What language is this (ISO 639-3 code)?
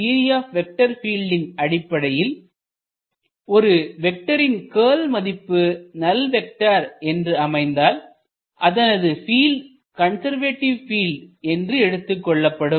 tam